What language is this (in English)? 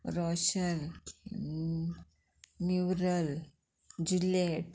Konkani